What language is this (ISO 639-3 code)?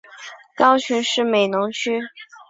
zho